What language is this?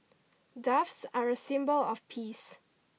English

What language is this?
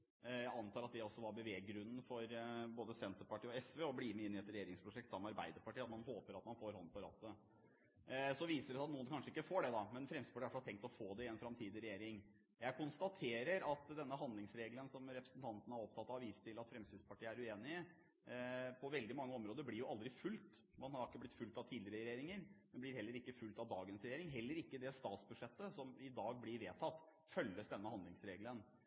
Norwegian Bokmål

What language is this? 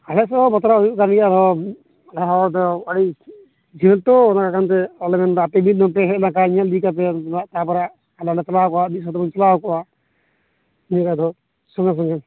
Santali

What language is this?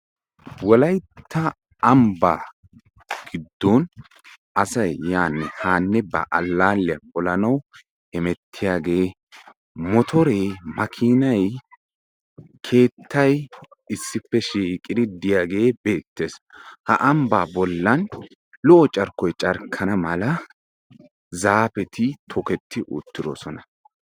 Wolaytta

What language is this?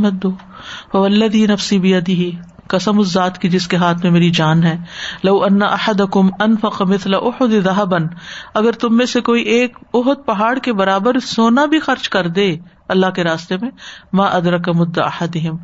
Urdu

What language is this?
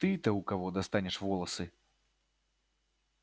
Russian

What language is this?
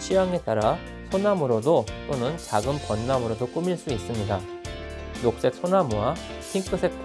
Korean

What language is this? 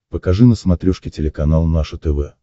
Russian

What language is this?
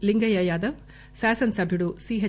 Telugu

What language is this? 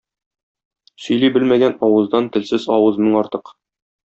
Tatar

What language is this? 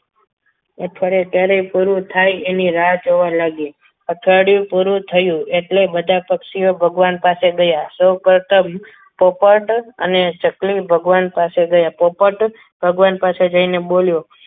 Gujarati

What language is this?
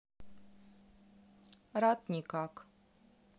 Russian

